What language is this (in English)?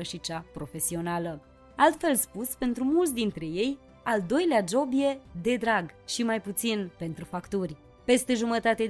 Romanian